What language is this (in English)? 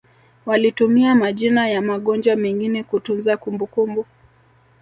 Swahili